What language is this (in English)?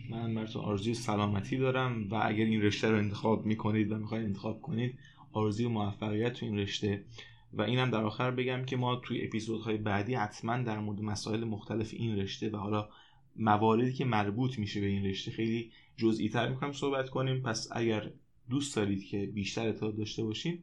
Persian